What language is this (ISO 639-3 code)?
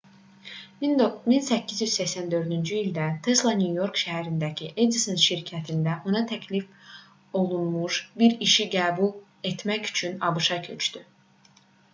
aze